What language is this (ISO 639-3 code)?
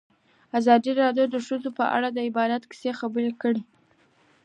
pus